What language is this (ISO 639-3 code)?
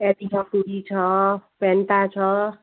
nep